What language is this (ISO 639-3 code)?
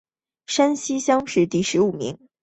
zho